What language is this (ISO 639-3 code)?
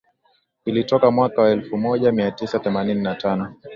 swa